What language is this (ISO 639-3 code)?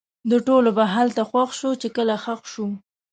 pus